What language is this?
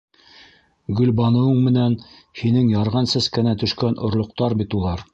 Bashkir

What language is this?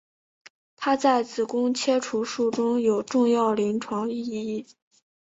Chinese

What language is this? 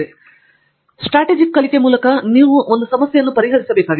Kannada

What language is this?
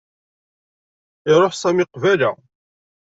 Kabyle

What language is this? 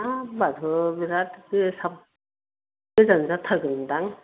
Bodo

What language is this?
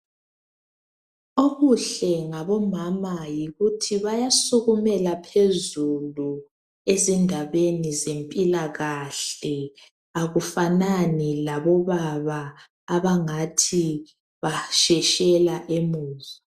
North Ndebele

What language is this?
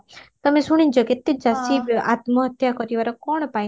Odia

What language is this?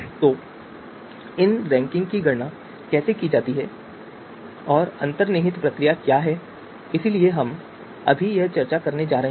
Hindi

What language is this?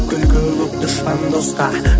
Kazakh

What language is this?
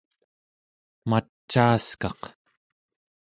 Central Yupik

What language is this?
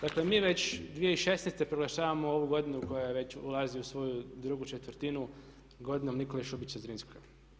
Croatian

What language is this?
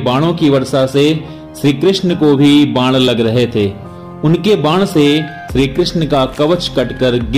Hindi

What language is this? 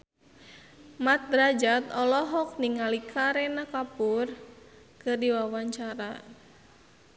Sundanese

